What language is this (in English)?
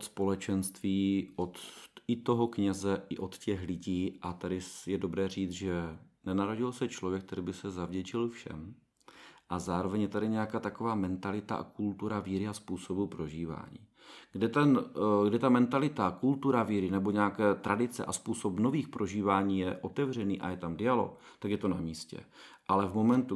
Czech